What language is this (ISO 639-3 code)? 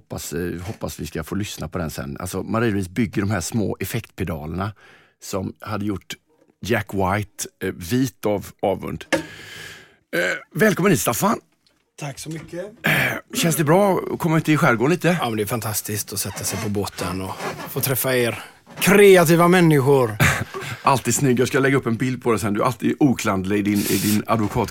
swe